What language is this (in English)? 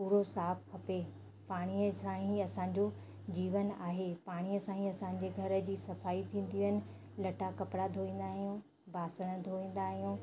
Sindhi